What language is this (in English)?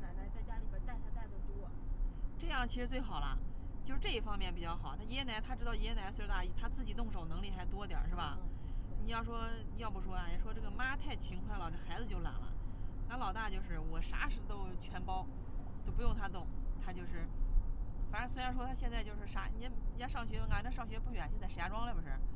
Chinese